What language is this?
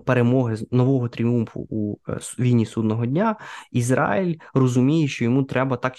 Ukrainian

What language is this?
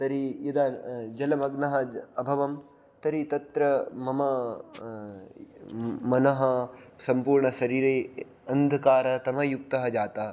Sanskrit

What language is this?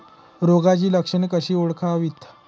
Marathi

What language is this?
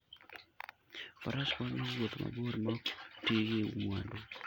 Luo (Kenya and Tanzania)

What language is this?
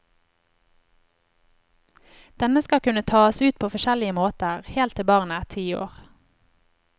Norwegian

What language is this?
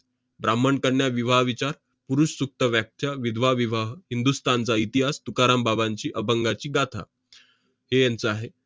Marathi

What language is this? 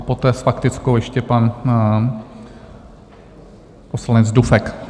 Czech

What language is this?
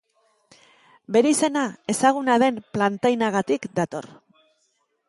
Basque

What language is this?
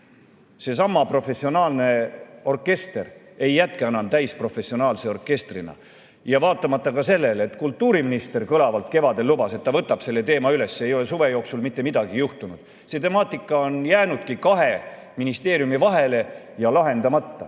Estonian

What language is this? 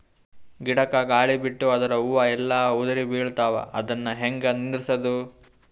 Kannada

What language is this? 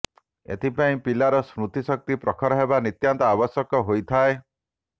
Odia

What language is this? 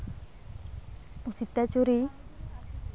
Santali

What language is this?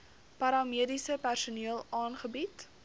Afrikaans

